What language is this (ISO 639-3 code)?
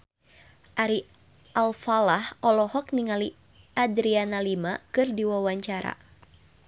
sun